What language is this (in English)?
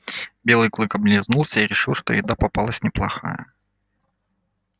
Russian